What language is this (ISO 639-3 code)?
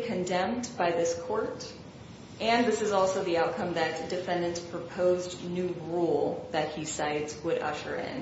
eng